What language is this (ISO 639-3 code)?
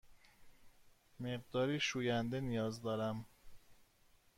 fas